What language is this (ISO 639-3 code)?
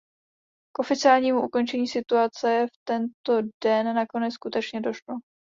ces